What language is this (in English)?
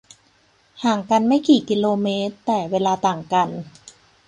Thai